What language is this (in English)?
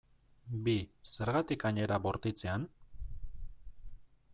Basque